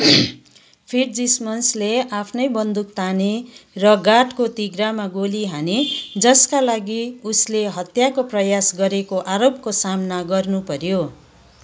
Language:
Nepali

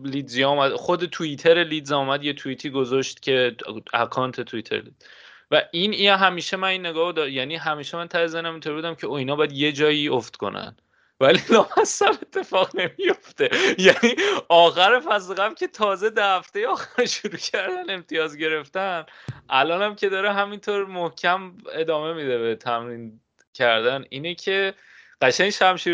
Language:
Persian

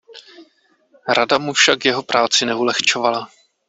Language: Czech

